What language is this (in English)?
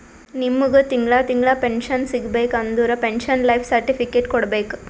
Kannada